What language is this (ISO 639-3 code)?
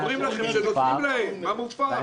heb